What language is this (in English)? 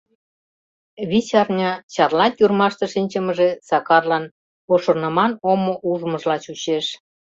Mari